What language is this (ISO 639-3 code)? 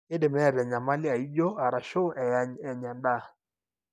mas